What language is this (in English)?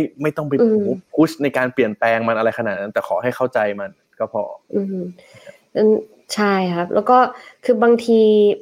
Thai